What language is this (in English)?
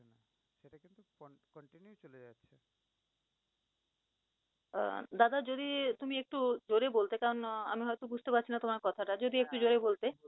Bangla